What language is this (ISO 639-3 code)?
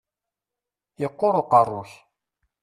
kab